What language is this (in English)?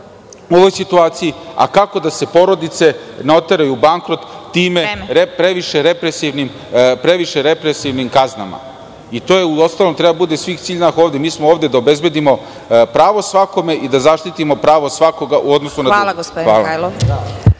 Serbian